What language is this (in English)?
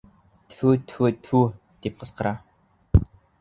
Bashkir